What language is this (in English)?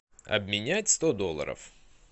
Russian